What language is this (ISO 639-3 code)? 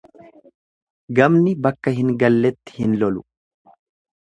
orm